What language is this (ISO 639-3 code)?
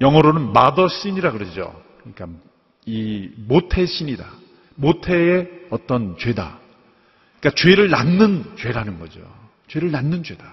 kor